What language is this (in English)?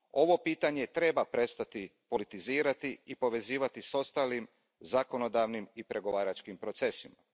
Croatian